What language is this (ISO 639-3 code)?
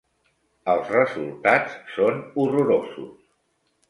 cat